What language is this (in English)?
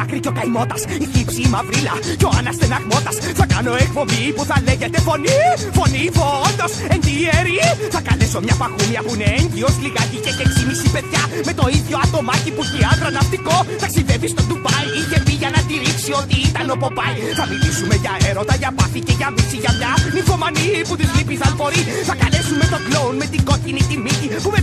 Greek